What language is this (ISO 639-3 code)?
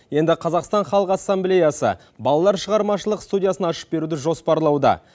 kaz